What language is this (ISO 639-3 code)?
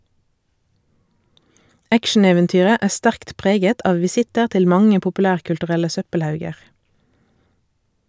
nor